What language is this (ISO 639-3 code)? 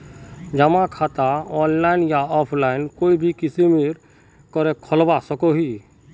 mag